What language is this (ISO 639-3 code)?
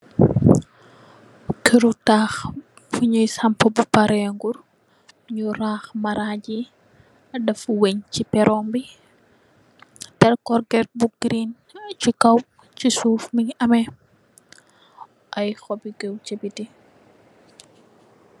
wol